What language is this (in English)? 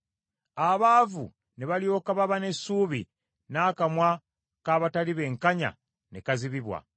Ganda